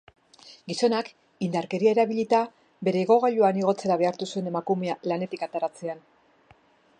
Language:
Basque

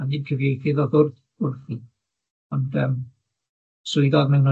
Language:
Welsh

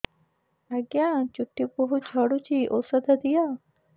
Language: Odia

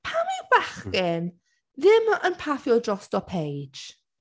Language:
Welsh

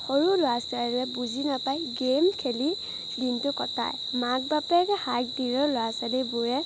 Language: Assamese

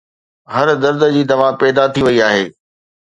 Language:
Sindhi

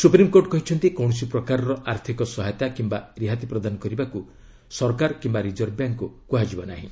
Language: Odia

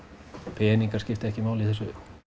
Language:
Icelandic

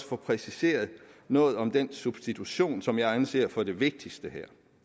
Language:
Danish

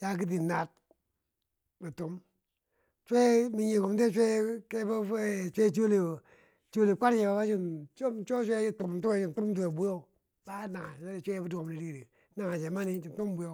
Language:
Bangwinji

